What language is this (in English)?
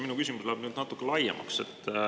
Estonian